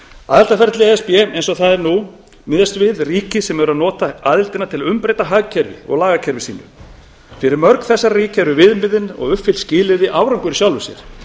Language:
Icelandic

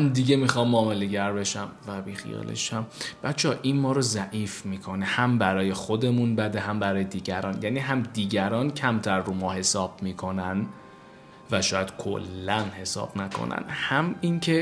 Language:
Persian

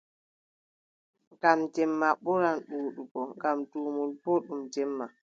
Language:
Adamawa Fulfulde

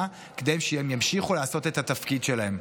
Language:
Hebrew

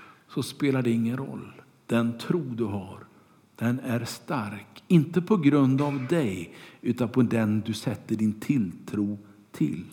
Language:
Swedish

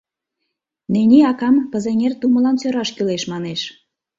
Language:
Mari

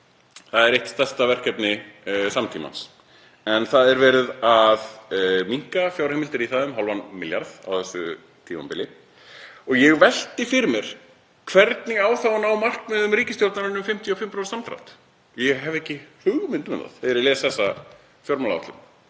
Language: Icelandic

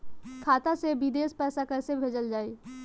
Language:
Bhojpuri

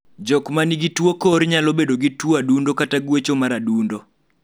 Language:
Luo (Kenya and Tanzania)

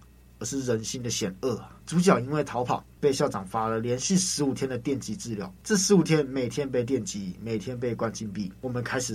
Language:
Chinese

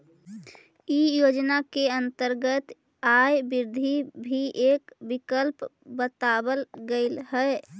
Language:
Magahi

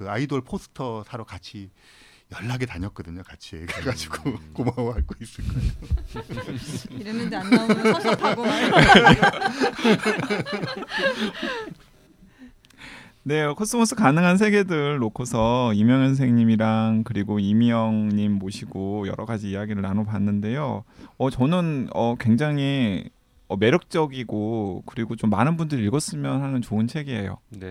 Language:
Korean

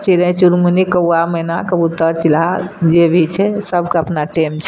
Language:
Maithili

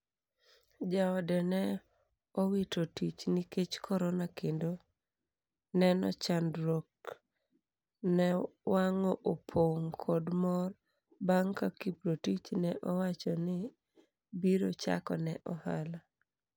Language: Luo (Kenya and Tanzania)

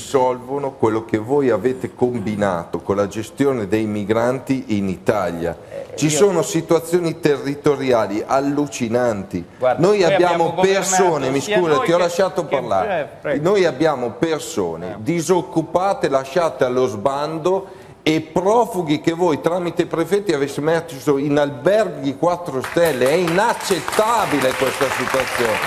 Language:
Italian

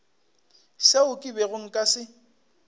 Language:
Northern Sotho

